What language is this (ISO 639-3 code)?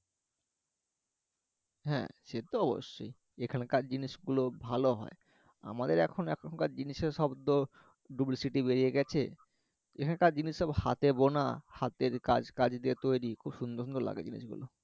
ben